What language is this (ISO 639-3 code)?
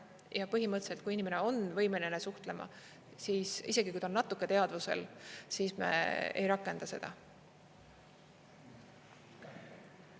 est